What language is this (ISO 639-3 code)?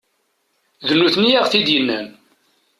kab